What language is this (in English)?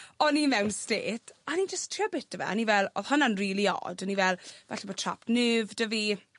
Welsh